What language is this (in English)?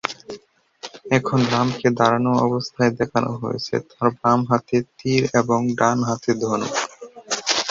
Bangla